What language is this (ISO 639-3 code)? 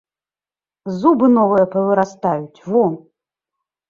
bel